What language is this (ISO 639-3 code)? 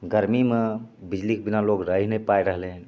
mai